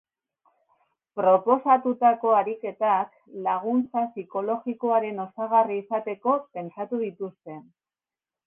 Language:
Basque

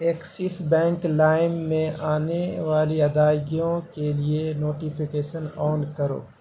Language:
Urdu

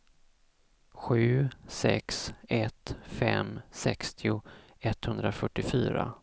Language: Swedish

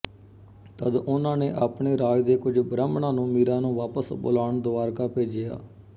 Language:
Punjabi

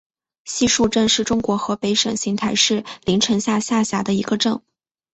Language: Chinese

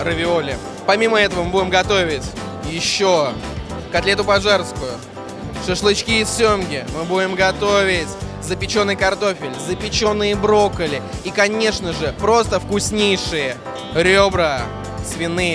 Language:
Russian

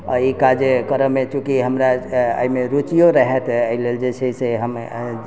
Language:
Maithili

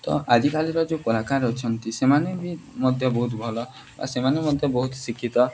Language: Odia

